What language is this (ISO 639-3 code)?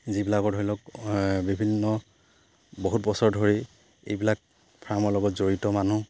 asm